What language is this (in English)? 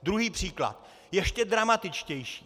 Czech